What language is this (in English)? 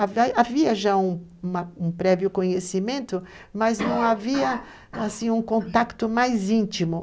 Portuguese